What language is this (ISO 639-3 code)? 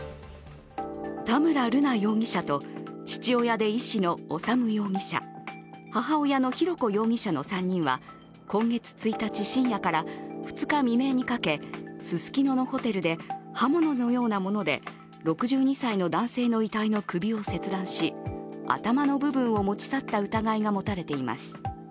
jpn